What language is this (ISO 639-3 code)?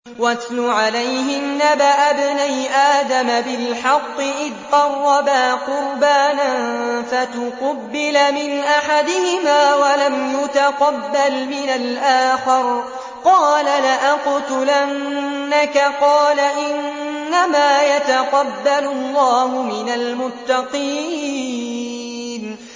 ara